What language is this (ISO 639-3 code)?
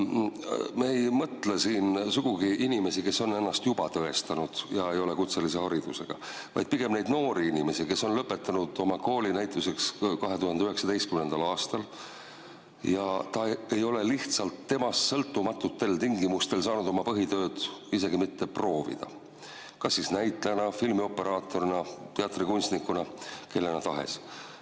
est